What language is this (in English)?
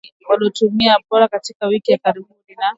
Swahili